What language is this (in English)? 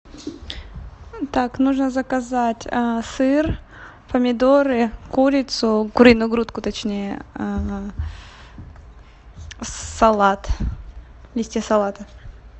Russian